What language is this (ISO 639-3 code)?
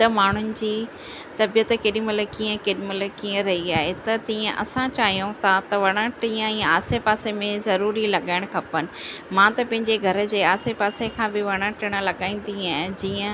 snd